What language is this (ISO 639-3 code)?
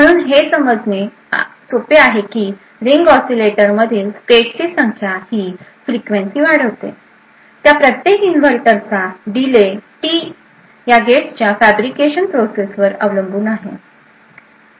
mar